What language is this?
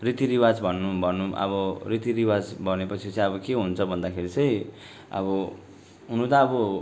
Nepali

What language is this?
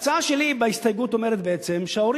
Hebrew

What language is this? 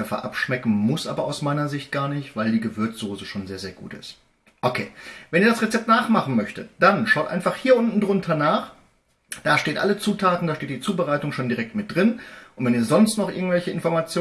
German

